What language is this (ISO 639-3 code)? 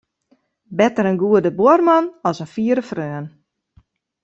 fry